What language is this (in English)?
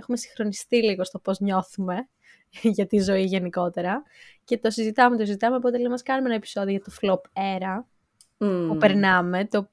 Greek